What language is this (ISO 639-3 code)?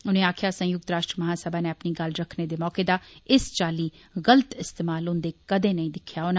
doi